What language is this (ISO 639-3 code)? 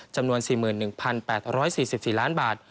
tha